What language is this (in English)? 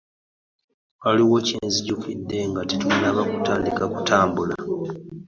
Ganda